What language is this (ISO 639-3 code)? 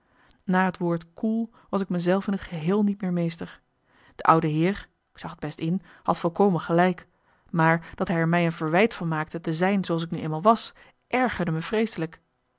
nld